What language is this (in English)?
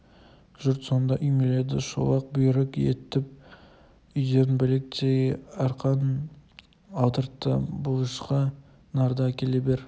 Kazakh